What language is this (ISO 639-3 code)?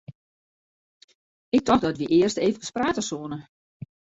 fry